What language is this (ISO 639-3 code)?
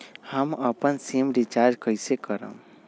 mag